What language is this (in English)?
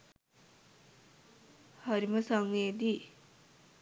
Sinhala